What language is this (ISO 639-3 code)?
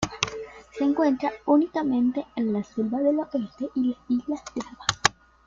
spa